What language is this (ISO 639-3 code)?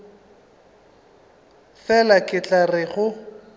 nso